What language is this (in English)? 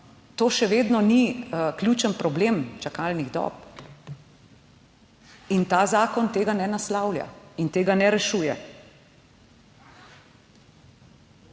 Slovenian